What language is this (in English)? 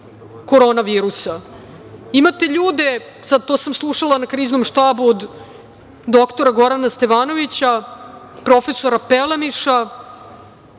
Serbian